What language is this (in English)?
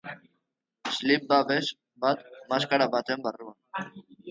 Basque